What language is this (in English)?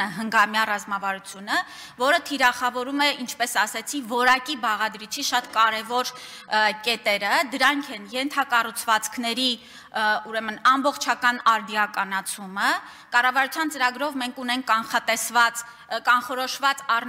Romanian